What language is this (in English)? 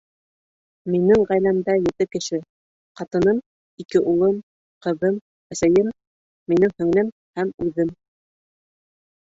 Bashkir